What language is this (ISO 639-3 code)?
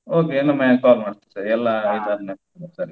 kan